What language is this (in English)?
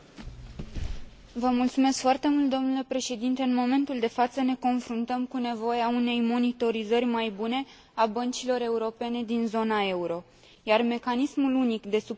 Romanian